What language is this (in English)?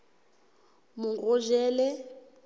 Southern Sotho